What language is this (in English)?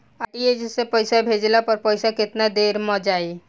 Bhojpuri